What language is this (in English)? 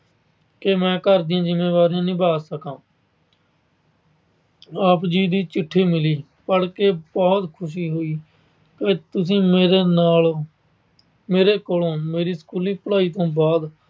Punjabi